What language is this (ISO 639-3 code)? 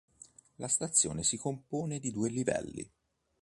ita